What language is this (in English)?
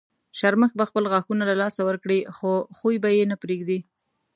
Pashto